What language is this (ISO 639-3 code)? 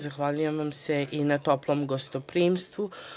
srp